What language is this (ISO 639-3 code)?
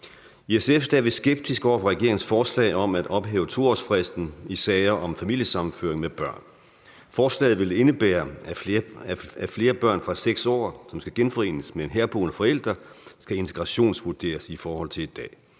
dan